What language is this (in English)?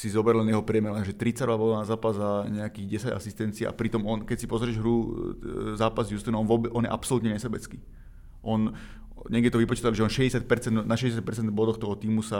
Slovak